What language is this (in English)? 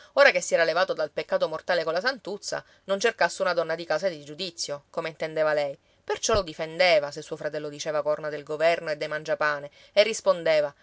Italian